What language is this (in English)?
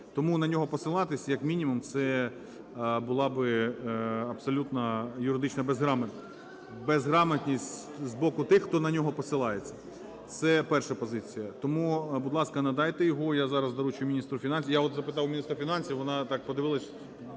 Ukrainian